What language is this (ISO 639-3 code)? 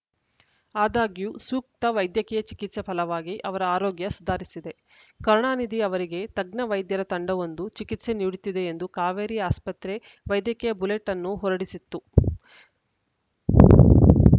kan